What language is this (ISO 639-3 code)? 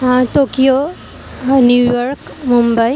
asm